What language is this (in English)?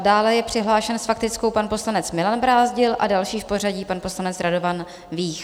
Czech